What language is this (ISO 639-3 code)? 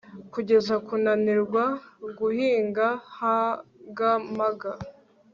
kin